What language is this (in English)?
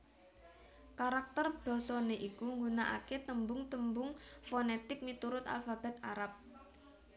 Javanese